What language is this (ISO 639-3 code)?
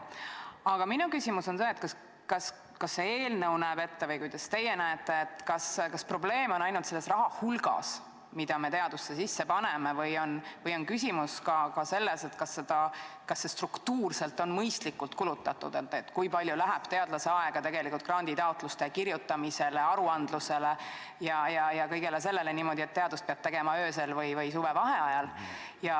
est